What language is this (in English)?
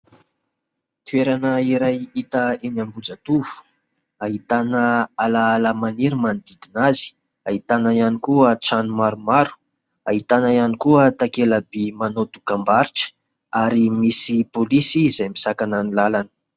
Malagasy